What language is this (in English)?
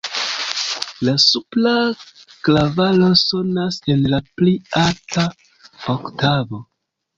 Esperanto